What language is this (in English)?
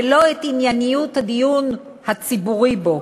Hebrew